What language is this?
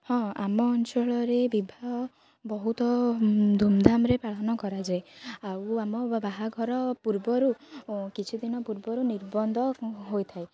Odia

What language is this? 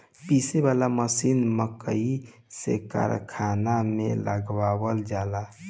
Bhojpuri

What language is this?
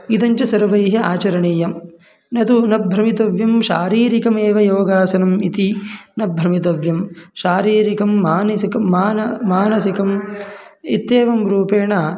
Sanskrit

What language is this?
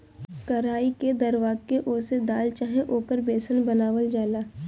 Bhojpuri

